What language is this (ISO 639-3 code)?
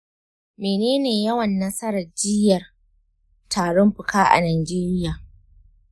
hau